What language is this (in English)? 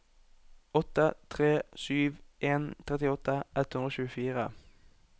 Norwegian